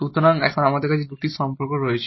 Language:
Bangla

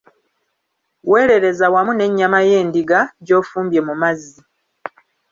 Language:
Ganda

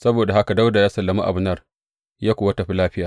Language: Hausa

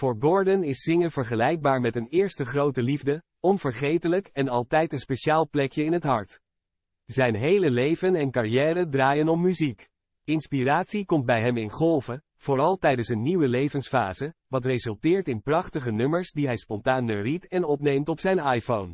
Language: Dutch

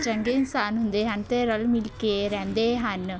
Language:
Punjabi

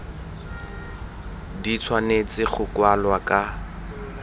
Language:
Tswana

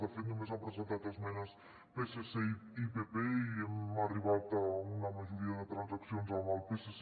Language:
Catalan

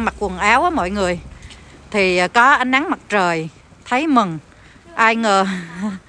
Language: Vietnamese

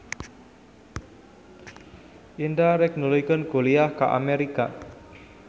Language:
Sundanese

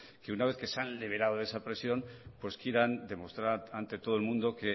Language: Spanish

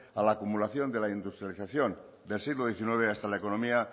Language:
Spanish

